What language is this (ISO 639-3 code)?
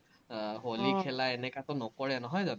asm